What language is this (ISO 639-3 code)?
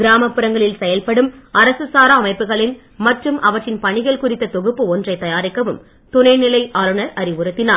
tam